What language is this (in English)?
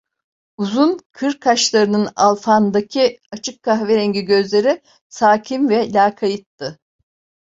Turkish